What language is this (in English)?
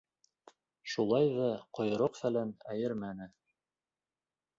Bashkir